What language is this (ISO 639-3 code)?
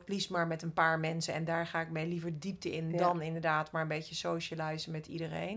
nld